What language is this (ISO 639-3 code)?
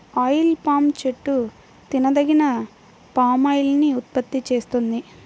tel